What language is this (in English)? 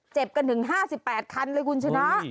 Thai